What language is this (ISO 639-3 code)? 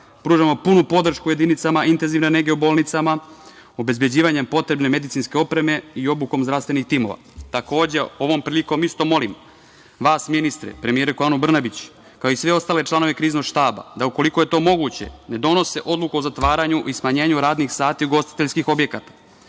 srp